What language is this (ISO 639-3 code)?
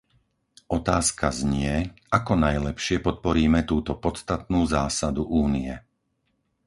slk